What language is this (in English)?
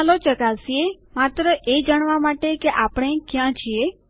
Gujarati